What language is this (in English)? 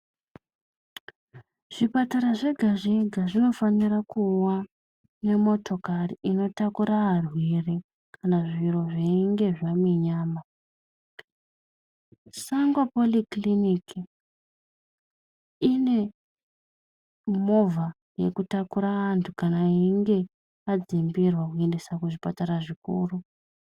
Ndau